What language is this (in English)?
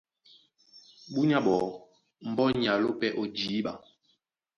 Duala